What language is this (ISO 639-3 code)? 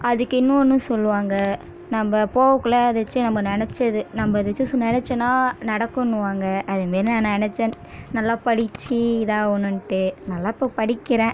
tam